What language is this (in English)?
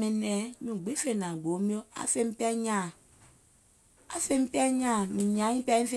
Gola